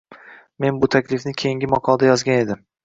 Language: Uzbek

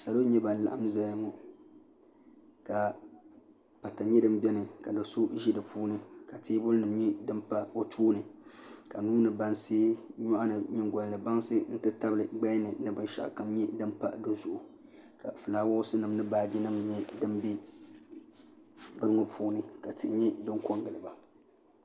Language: Dagbani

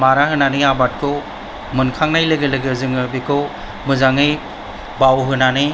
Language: Bodo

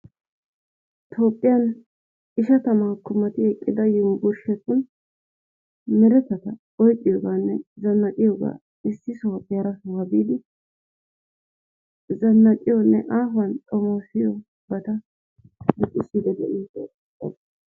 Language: Wolaytta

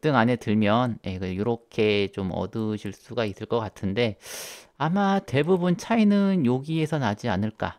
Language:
Korean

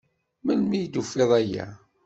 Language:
Kabyle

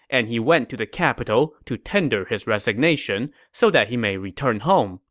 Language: English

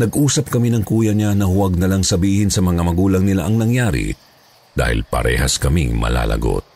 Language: Filipino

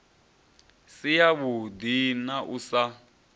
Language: Venda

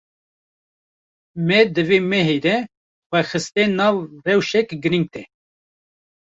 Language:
Kurdish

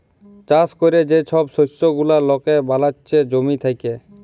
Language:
Bangla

